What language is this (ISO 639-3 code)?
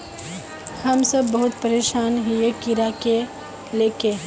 mag